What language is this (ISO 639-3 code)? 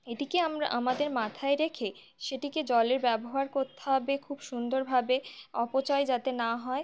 ben